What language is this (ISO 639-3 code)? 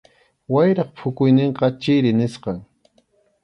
qxu